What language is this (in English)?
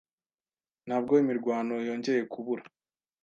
Kinyarwanda